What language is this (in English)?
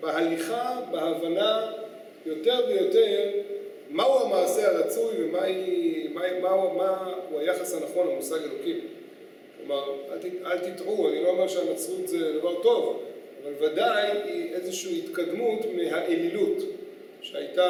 Hebrew